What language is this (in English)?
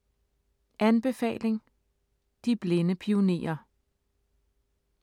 Danish